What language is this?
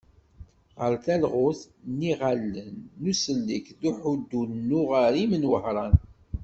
Kabyle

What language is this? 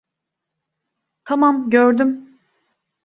Turkish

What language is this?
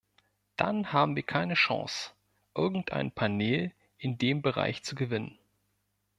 German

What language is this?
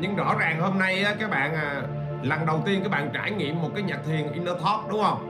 Vietnamese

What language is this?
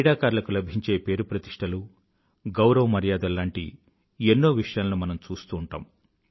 Telugu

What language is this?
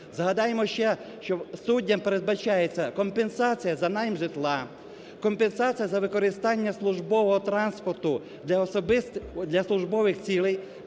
Ukrainian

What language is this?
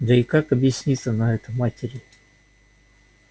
Russian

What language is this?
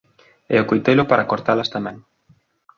Galician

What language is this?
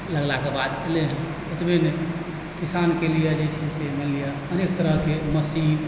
Maithili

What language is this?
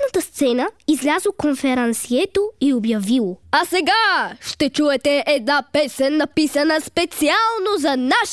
Bulgarian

